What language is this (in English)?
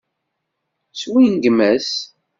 Kabyle